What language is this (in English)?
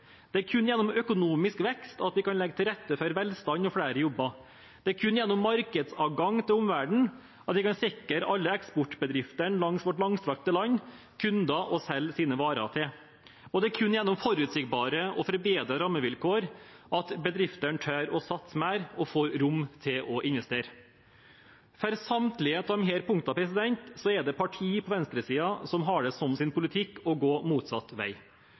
Norwegian Bokmål